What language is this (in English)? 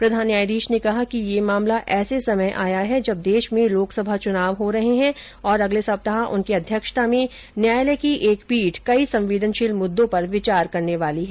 Hindi